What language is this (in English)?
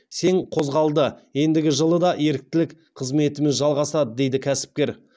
Kazakh